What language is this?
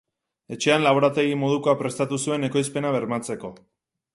Basque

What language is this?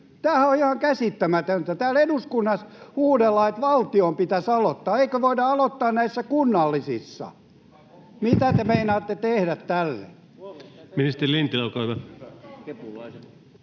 Finnish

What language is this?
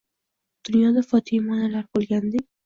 Uzbek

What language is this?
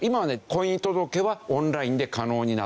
Japanese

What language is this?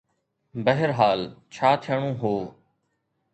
Sindhi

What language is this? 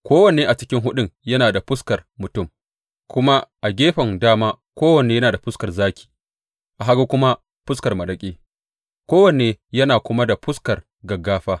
Hausa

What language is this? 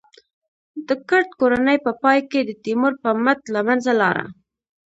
Pashto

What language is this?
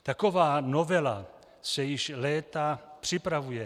Czech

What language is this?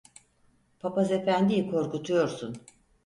Turkish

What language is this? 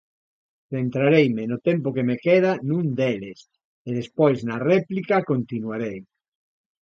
Galician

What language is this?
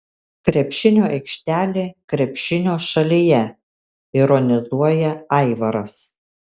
Lithuanian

